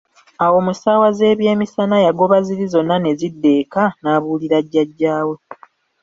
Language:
Ganda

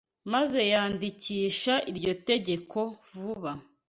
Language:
Kinyarwanda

